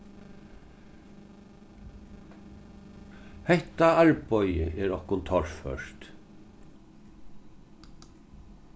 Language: Faroese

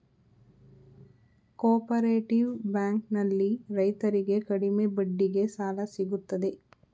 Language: Kannada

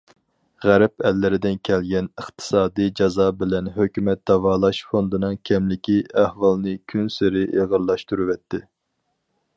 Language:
Uyghur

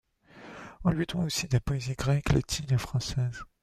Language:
French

